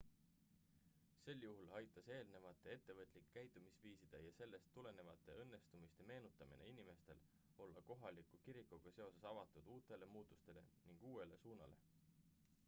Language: Estonian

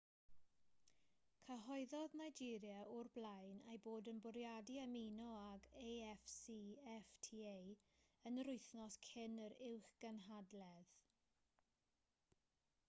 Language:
Welsh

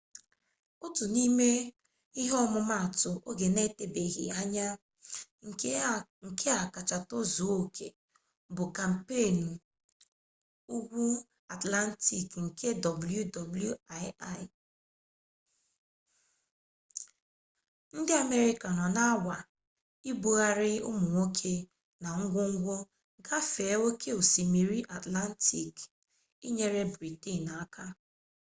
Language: Igbo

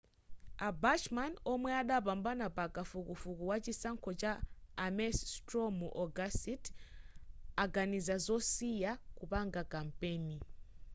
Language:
Nyanja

